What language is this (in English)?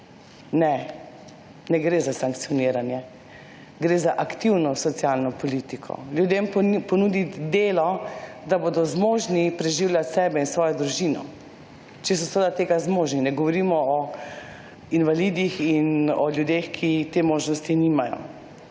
Slovenian